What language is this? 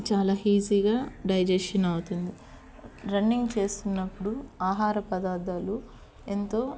Telugu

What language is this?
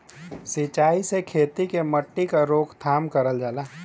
Bhojpuri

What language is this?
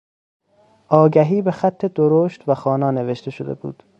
Persian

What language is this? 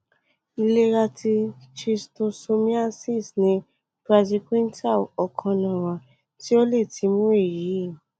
Yoruba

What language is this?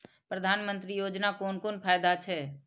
Maithili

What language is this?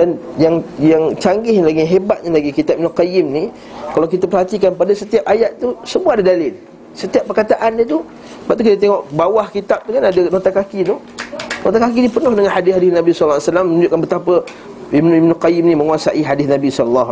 Malay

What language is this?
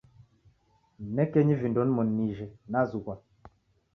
Taita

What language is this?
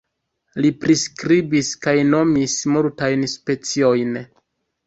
Esperanto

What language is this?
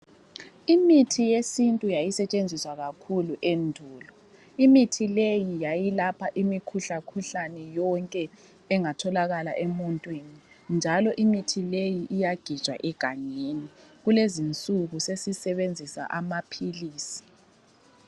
North Ndebele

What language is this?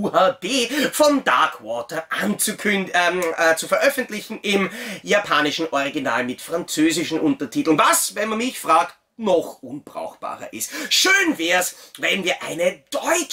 German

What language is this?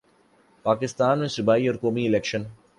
Urdu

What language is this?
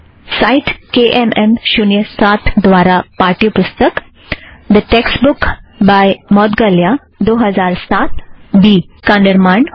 Hindi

